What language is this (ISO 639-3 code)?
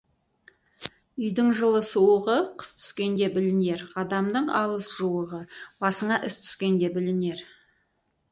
kaz